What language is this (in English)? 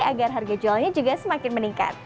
Indonesian